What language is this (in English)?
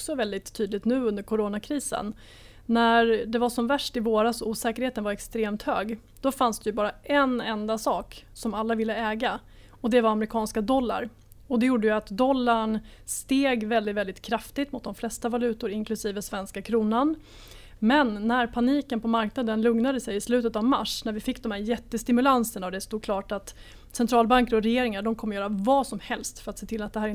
Swedish